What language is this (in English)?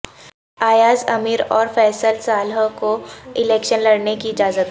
Urdu